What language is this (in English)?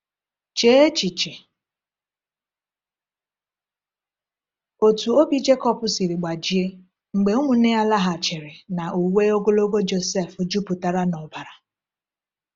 Igbo